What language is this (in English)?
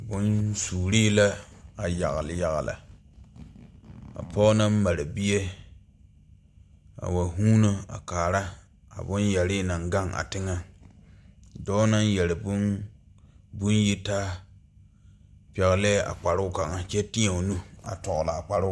Southern Dagaare